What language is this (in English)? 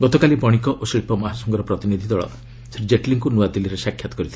Odia